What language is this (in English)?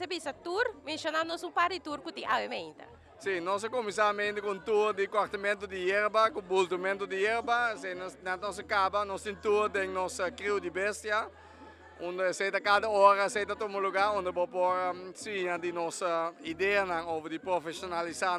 Dutch